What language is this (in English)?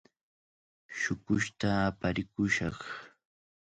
Cajatambo North Lima Quechua